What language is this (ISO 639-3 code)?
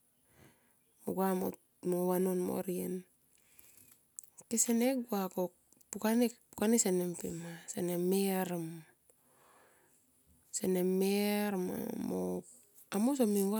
tqp